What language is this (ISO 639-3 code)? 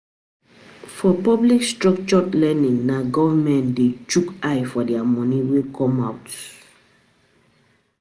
pcm